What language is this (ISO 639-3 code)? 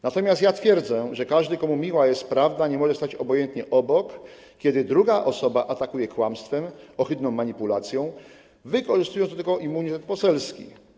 pol